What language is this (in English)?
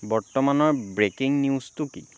Assamese